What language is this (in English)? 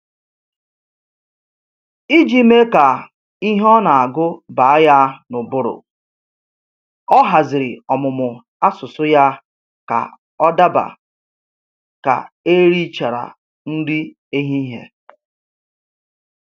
Igbo